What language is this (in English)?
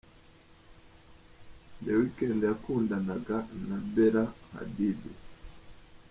Kinyarwanda